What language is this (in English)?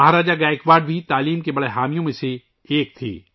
Urdu